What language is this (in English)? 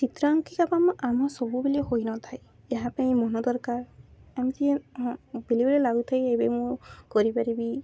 Odia